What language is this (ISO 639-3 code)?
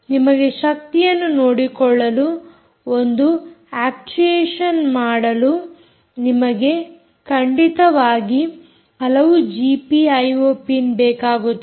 kan